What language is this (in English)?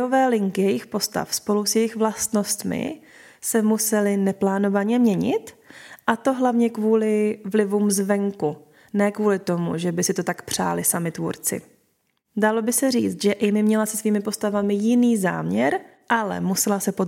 Czech